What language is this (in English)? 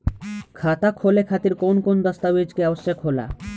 Bhojpuri